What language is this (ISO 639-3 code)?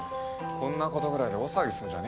jpn